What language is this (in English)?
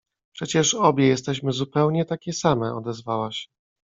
Polish